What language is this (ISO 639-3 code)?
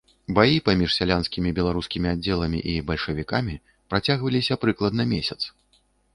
bel